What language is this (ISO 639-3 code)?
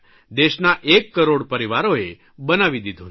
guj